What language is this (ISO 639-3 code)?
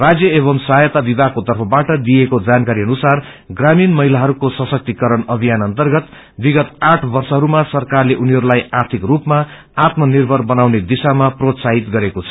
nep